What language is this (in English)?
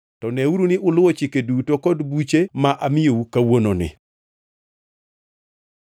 Luo (Kenya and Tanzania)